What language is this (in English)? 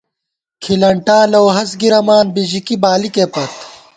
Gawar-Bati